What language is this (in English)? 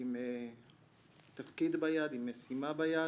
Hebrew